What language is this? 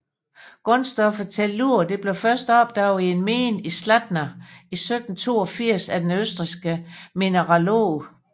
Danish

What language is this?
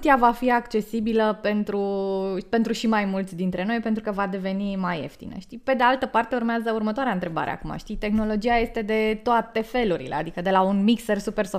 Romanian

